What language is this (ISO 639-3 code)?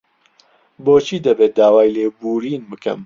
ckb